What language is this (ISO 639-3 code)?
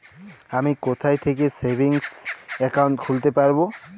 ben